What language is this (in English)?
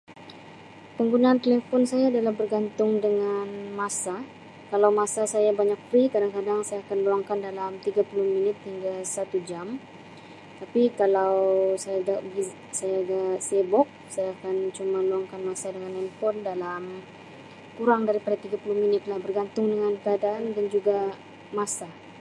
Sabah Malay